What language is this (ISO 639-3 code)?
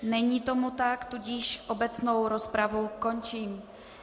ces